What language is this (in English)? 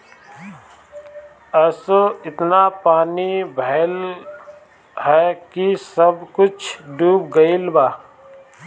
Bhojpuri